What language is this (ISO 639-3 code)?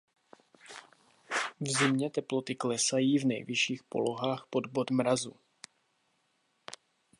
ces